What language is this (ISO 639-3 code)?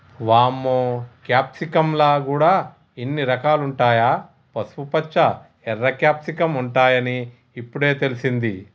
tel